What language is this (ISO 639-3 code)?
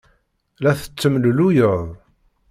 kab